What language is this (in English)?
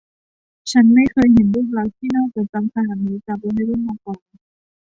Thai